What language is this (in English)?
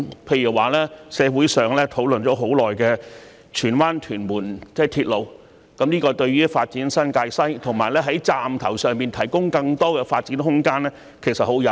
Cantonese